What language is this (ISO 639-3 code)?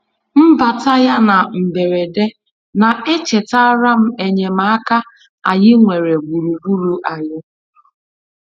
ibo